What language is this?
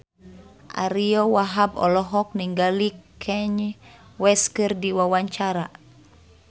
Sundanese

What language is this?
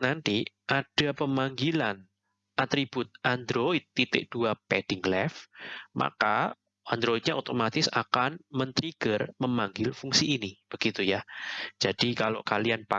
Indonesian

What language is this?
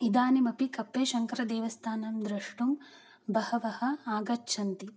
Sanskrit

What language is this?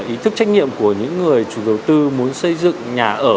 Vietnamese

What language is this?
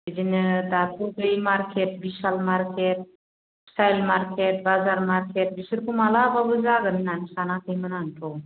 Bodo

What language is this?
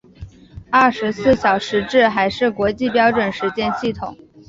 Chinese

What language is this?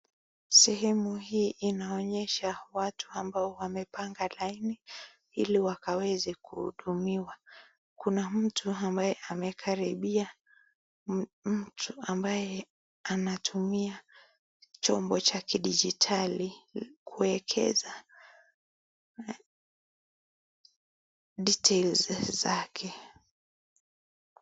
Swahili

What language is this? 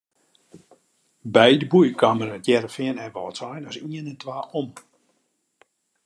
Western Frisian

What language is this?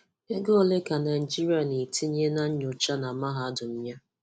Igbo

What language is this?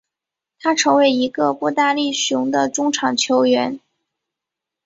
Chinese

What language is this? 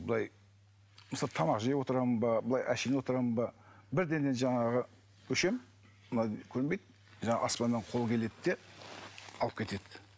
Kazakh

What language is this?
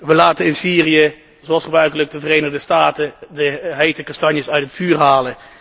Dutch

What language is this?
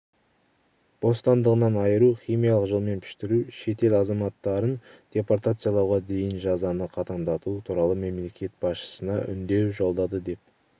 Kazakh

